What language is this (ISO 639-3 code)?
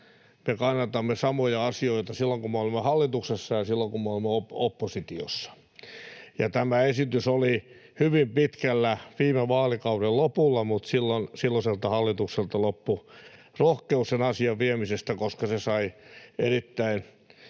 fin